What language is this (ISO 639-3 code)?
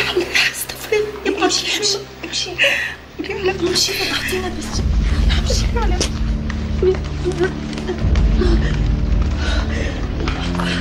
ara